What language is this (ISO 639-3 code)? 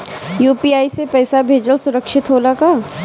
bho